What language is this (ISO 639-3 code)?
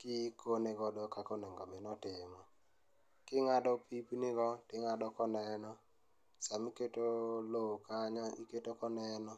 luo